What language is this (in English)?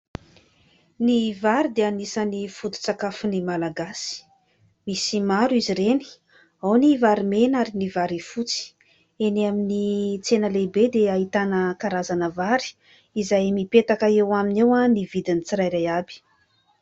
Malagasy